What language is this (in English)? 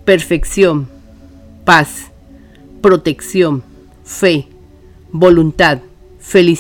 Spanish